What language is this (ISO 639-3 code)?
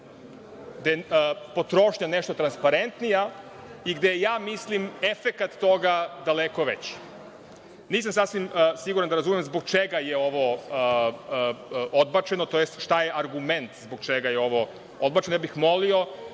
srp